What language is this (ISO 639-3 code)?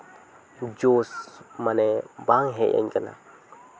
sat